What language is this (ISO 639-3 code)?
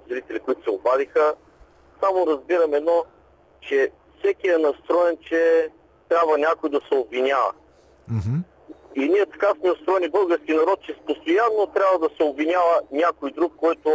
bul